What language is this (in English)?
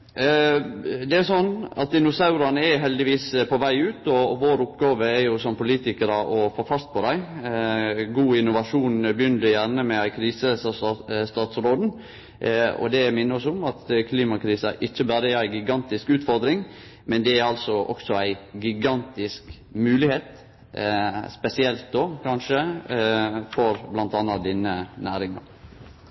Norwegian Nynorsk